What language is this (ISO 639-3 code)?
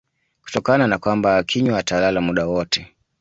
swa